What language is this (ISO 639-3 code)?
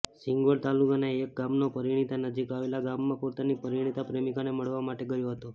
guj